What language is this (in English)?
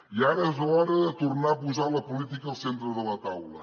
Catalan